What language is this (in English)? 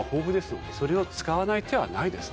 Japanese